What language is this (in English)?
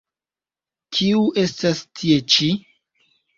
Esperanto